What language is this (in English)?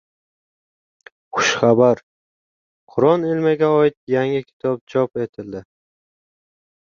Uzbek